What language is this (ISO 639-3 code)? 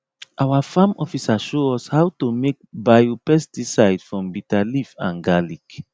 pcm